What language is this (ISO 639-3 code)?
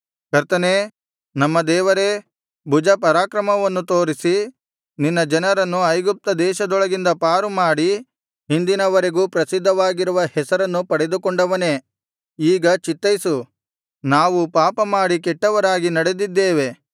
kan